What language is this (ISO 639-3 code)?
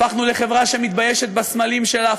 heb